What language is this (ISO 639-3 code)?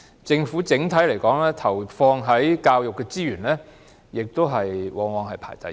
yue